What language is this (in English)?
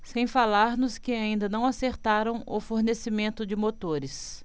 Portuguese